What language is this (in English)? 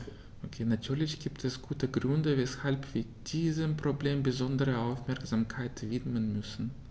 German